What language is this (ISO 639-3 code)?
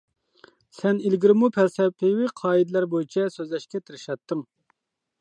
uig